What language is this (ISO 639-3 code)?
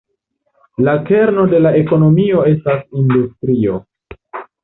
epo